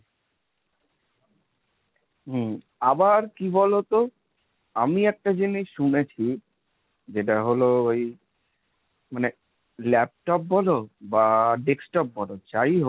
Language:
Bangla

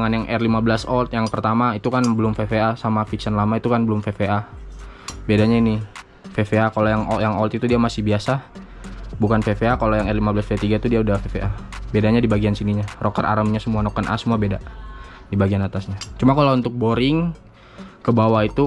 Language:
Indonesian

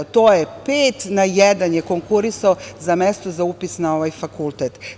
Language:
Serbian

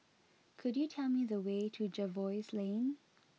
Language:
English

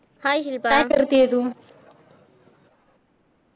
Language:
Marathi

